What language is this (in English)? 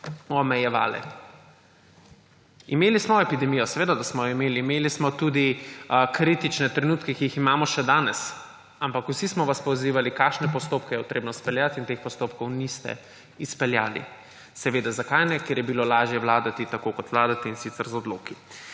Slovenian